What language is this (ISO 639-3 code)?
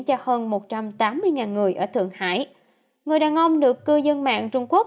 vie